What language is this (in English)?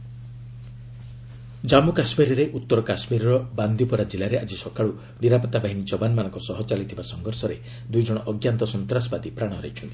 Odia